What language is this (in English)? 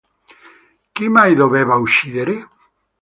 Italian